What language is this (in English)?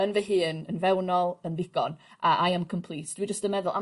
Welsh